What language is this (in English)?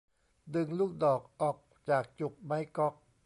Thai